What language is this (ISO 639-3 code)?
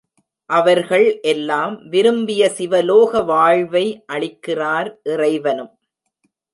tam